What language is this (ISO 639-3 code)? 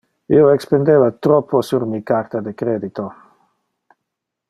ina